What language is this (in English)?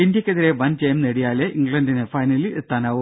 Malayalam